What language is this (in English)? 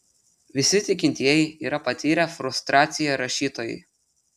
Lithuanian